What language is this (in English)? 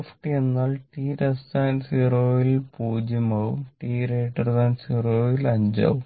Malayalam